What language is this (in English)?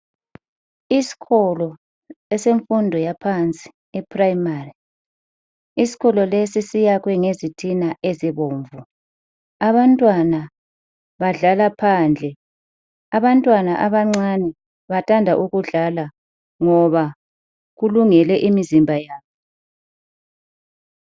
North Ndebele